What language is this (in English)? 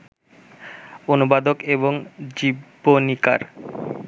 Bangla